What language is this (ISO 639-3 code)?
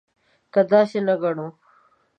pus